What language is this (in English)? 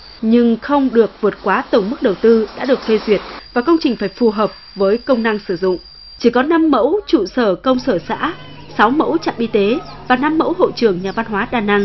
Vietnamese